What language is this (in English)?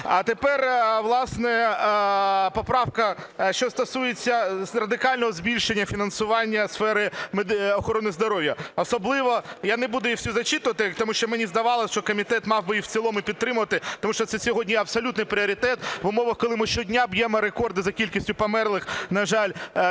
Ukrainian